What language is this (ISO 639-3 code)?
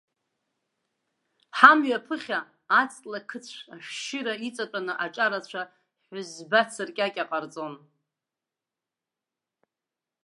abk